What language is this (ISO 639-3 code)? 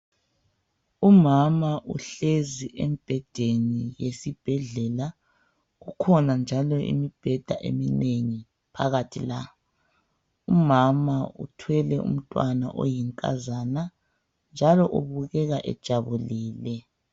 nde